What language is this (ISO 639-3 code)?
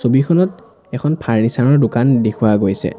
asm